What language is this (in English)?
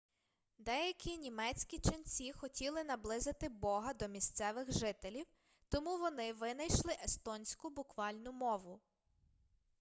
Ukrainian